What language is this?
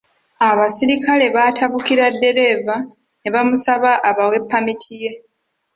Ganda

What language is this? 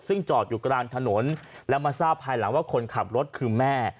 Thai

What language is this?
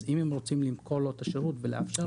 Hebrew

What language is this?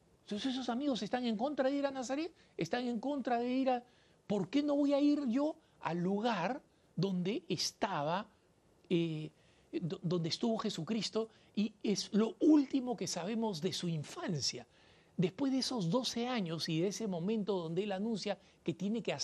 Spanish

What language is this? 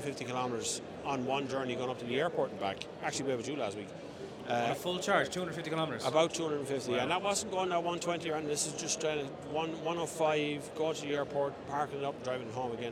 English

